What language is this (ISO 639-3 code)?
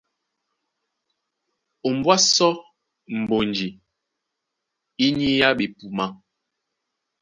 dua